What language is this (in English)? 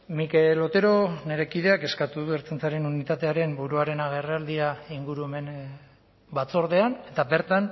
Basque